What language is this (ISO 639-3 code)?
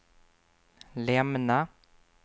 swe